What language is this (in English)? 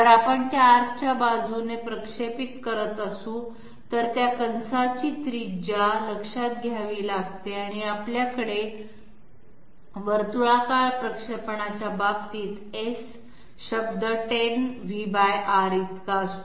Marathi